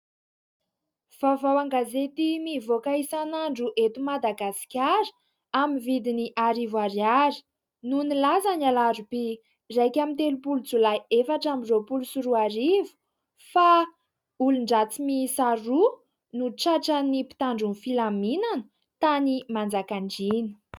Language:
Malagasy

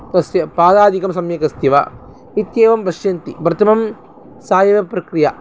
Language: Sanskrit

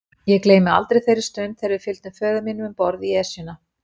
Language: Icelandic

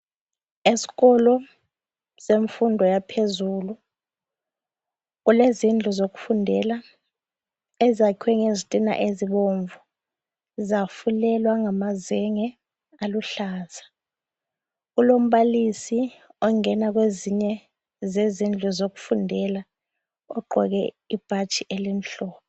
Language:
North Ndebele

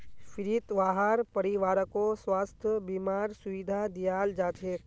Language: Magahi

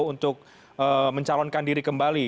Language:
Indonesian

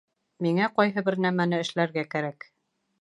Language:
Bashkir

